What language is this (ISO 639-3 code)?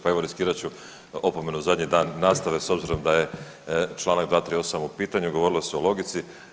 hrv